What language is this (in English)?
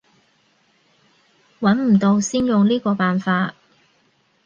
Cantonese